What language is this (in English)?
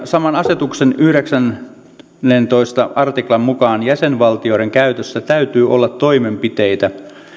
Finnish